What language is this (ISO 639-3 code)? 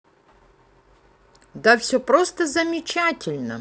rus